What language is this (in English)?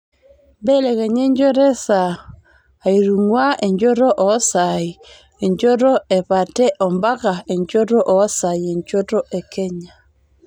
Masai